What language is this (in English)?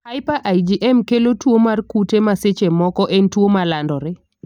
Luo (Kenya and Tanzania)